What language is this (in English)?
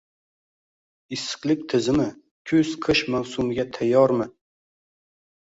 Uzbek